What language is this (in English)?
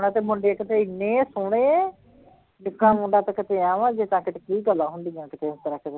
Punjabi